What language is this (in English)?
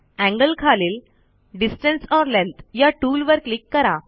Marathi